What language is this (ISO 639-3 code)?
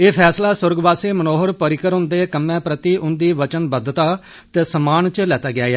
doi